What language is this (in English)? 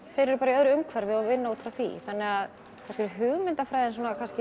Icelandic